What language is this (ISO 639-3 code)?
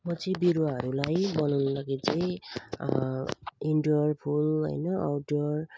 nep